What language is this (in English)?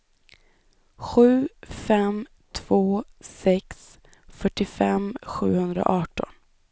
Swedish